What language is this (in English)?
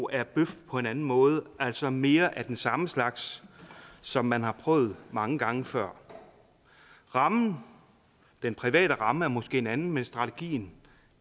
Danish